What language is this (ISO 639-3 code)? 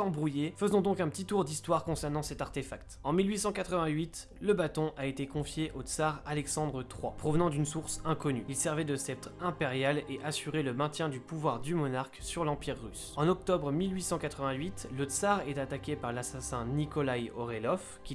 fra